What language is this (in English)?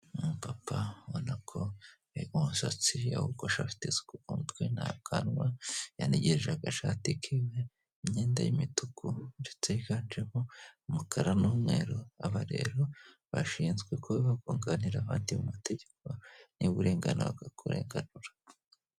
Kinyarwanda